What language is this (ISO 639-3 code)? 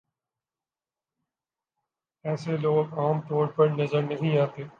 urd